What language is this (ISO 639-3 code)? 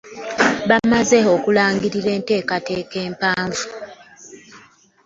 lug